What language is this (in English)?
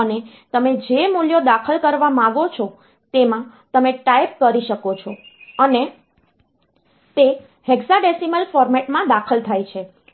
Gujarati